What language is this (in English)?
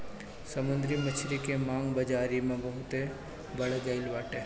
Bhojpuri